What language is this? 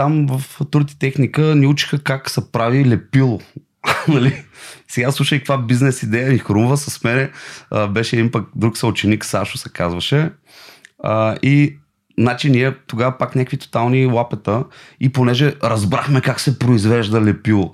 Bulgarian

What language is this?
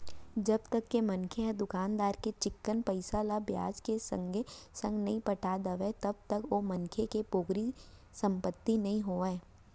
Chhattisgarhi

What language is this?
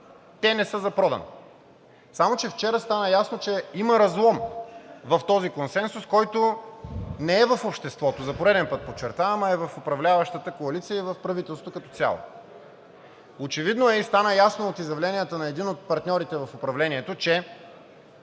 Bulgarian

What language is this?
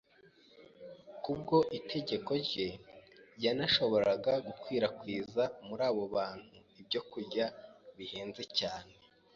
Kinyarwanda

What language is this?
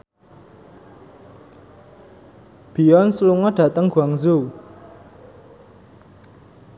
Javanese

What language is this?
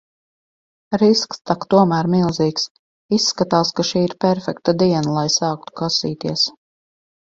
Latvian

